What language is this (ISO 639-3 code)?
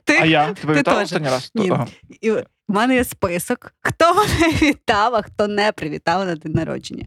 ukr